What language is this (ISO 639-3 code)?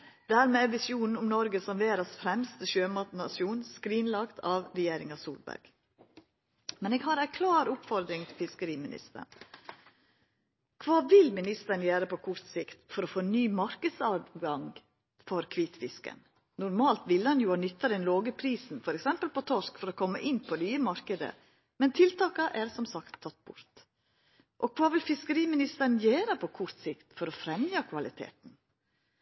nno